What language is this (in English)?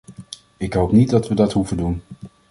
Dutch